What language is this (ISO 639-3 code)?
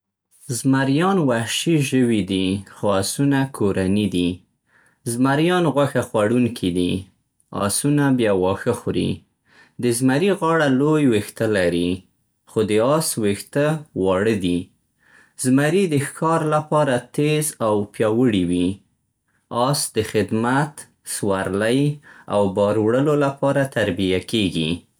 pst